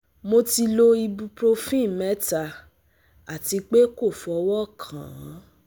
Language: Yoruba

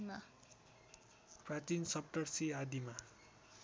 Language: Nepali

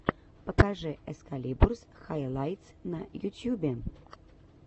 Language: Russian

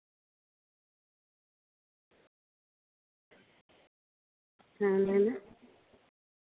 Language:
Santali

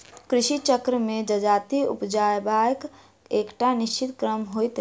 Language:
Maithili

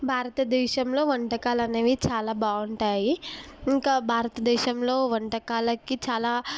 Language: Telugu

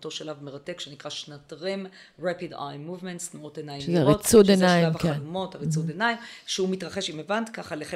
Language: Hebrew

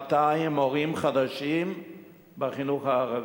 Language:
Hebrew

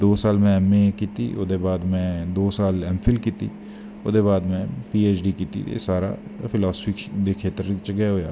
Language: Dogri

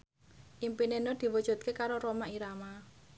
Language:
Javanese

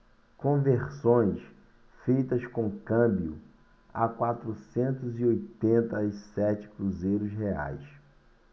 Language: Portuguese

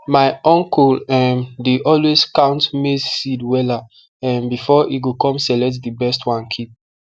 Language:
Nigerian Pidgin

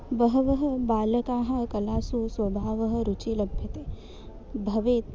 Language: Sanskrit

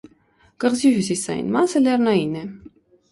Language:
Armenian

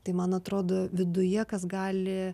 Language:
Lithuanian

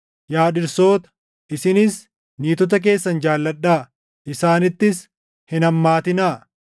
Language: Oromo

